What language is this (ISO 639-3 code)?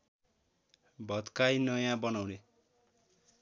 nep